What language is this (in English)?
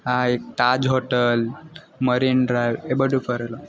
Gujarati